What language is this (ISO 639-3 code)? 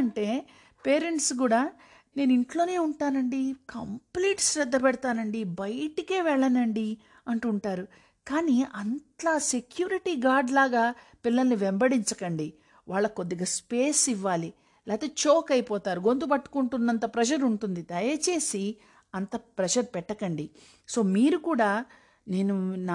tel